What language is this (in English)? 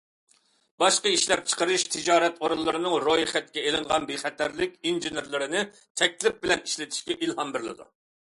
Uyghur